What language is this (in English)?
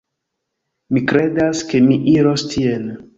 Esperanto